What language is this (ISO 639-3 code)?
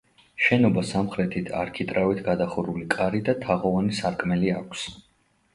kat